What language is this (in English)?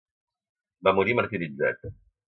Catalan